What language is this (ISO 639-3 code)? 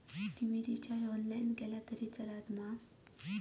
mar